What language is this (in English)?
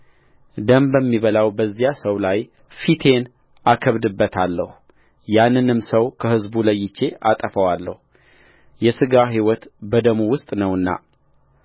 Amharic